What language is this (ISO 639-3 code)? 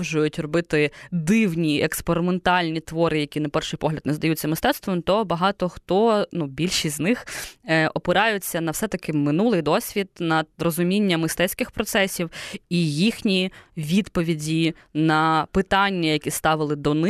ukr